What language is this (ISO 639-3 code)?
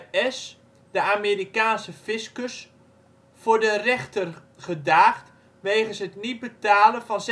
nld